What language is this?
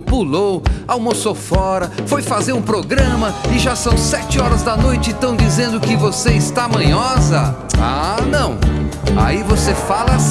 Portuguese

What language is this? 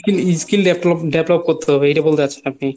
Bangla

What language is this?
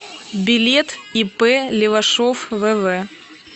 Russian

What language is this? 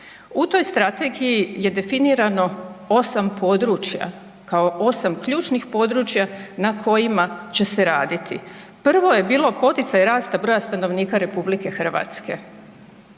Croatian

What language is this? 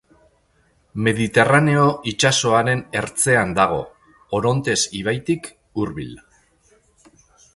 Basque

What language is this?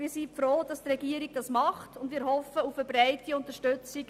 Swiss German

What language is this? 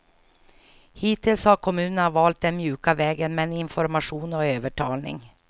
Swedish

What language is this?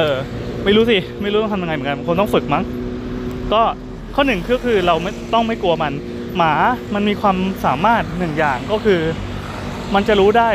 Thai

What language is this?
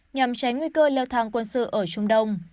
Vietnamese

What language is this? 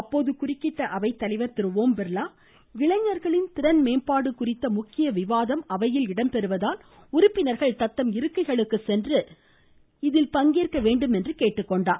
Tamil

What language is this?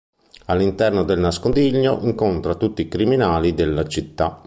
Italian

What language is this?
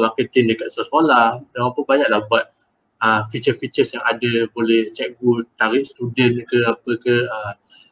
Malay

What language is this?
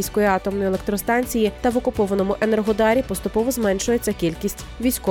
Ukrainian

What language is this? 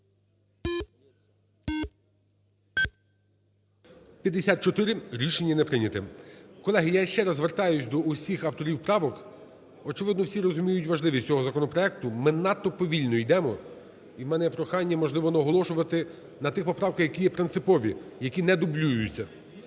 Ukrainian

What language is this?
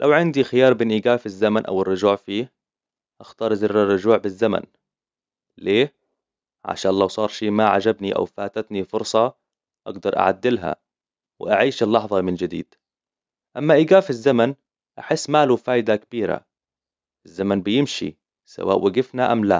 Hijazi Arabic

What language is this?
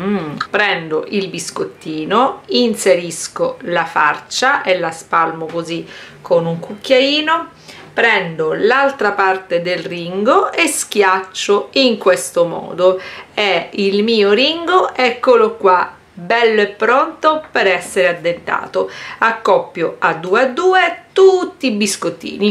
Italian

